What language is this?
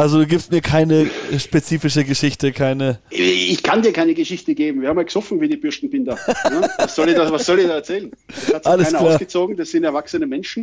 German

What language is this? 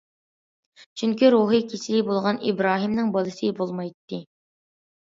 Uyghur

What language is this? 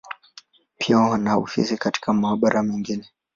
Swahili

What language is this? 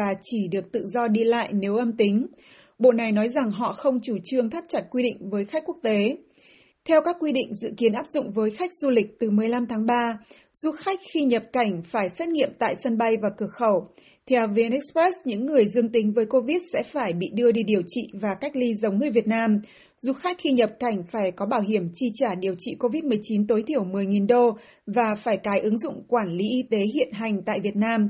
Vietnamese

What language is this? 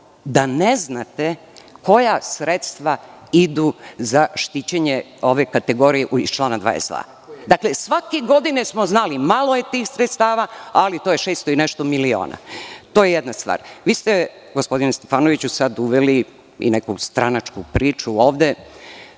Serbian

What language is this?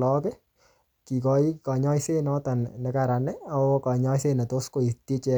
Kalenjin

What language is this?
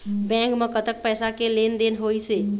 Chhattisgarhi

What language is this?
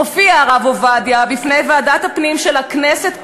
Hebrew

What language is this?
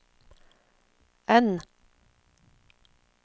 Norwegian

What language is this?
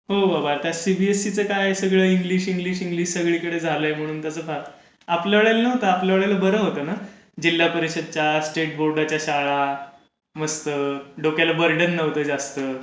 Marathi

